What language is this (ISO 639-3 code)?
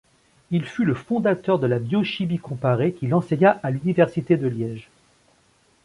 fra